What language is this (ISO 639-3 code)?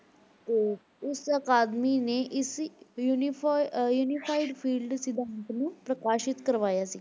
pan